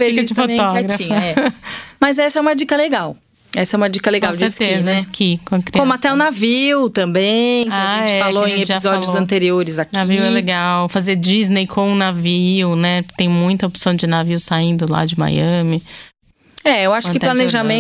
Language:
Portuguese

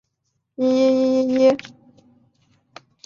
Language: Chinese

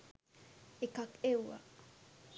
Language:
Sinhala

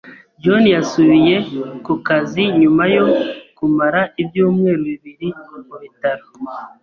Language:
Kinyarwanda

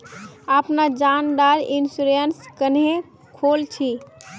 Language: Magahi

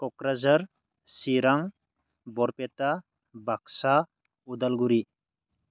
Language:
Bodo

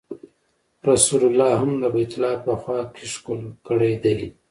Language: Pashto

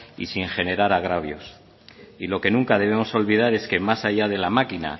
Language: Spanish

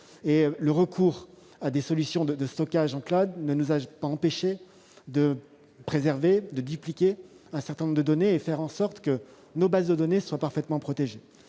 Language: French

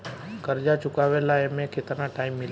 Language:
Bhojpuri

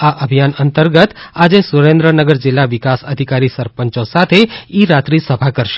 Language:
Gujarati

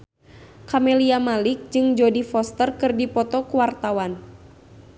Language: Sundanese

